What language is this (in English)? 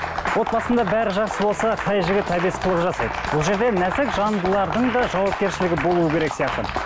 Kazakh